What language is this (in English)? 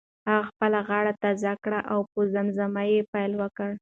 Pashto